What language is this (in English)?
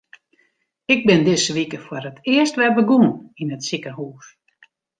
Western Frisian